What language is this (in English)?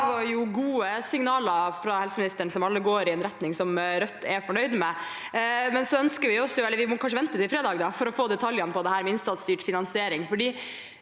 Norwegian